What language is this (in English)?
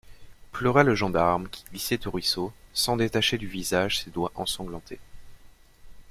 French